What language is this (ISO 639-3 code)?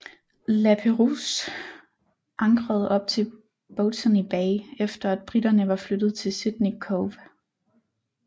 dan